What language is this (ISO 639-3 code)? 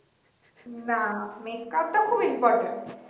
ben